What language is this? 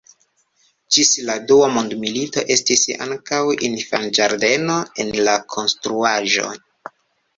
Esperanto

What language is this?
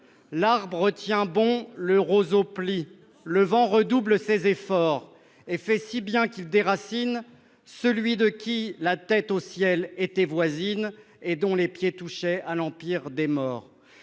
French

